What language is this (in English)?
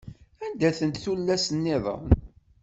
Kabyle